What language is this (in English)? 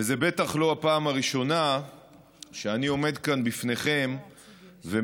Hebrew